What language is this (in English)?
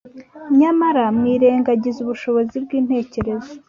Kinyarwanda